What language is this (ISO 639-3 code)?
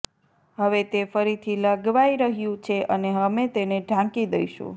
guj